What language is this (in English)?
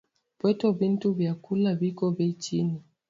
Swahili